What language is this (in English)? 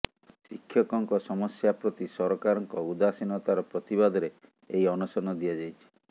Odia